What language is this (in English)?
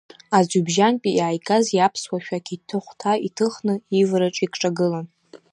Abkhazian